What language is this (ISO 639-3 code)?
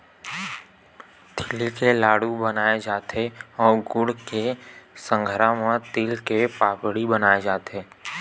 hne